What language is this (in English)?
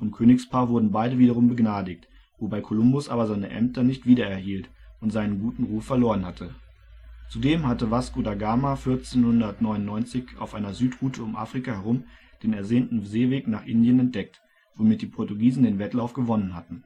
German